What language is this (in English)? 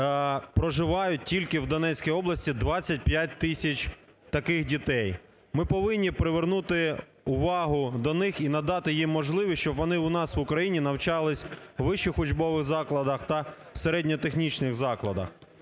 Ukrainian